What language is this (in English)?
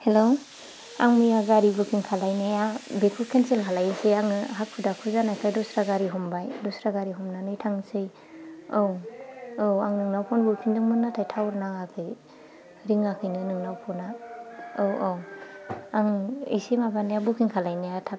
Bodo